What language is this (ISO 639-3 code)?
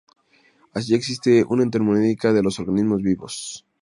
spa